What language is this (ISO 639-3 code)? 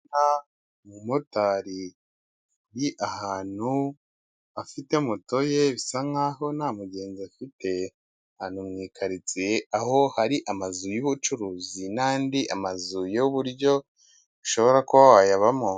kin